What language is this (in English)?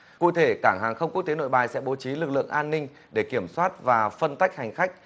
Vietnamese